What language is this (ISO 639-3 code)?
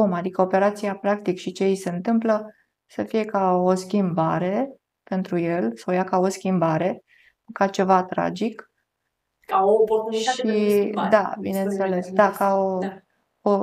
ron